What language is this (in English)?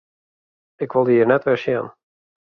Western Frisian